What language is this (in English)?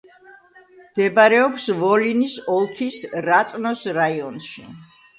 Georgian